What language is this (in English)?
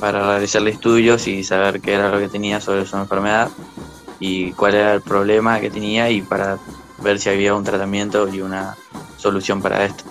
Spanish